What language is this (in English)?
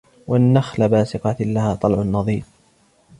Arabic